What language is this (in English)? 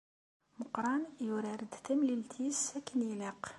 Kabyle